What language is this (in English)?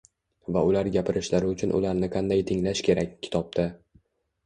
Uzbek